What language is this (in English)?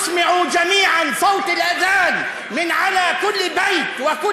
Hebrew